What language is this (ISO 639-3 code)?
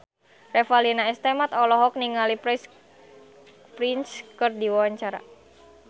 sun